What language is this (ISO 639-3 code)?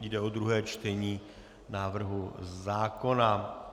ces